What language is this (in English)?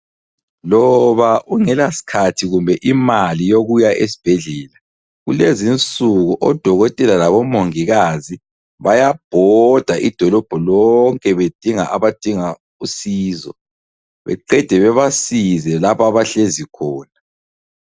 North Ndebele